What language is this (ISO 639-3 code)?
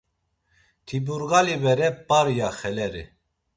lzz